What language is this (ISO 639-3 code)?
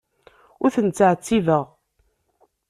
kab